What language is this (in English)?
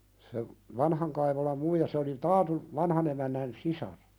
Finnish